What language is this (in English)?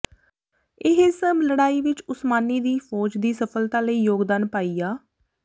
Punjabi